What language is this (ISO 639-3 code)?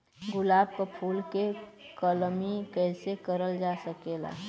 bho